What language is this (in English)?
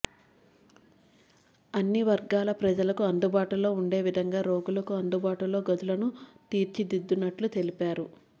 Telugu